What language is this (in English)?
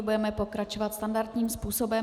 Czech